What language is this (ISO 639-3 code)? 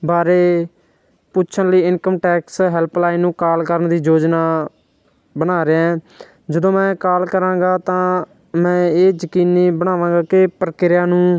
pan